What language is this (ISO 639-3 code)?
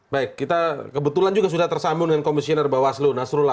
ind